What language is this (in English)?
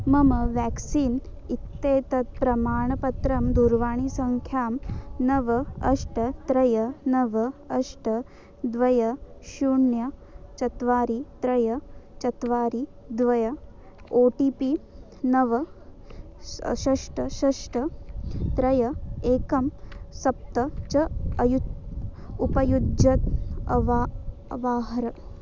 Sanskrit